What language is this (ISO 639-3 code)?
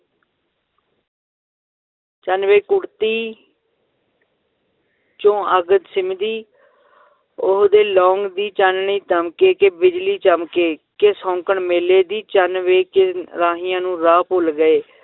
pan